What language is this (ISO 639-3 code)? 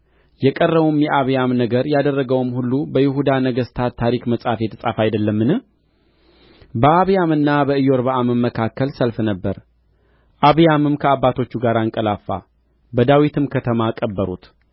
amh